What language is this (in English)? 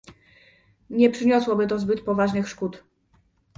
Polish